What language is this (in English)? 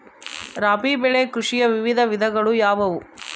Kannada